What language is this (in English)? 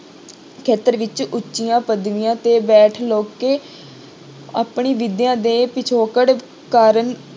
Punjabi